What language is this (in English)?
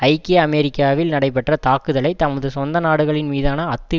Tamil